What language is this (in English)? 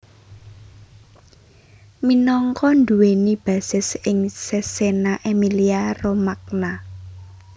Javanese